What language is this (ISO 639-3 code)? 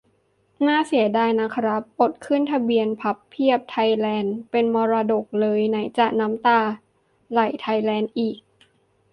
tha